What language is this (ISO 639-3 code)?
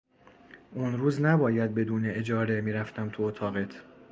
fas